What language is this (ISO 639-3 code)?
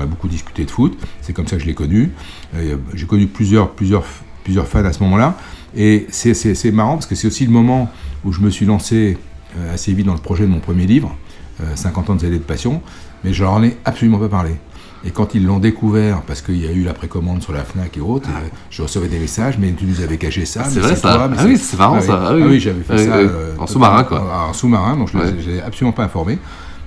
fra